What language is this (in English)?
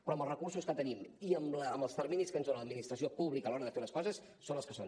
Catalan